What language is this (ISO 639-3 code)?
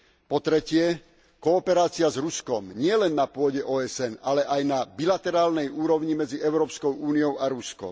slk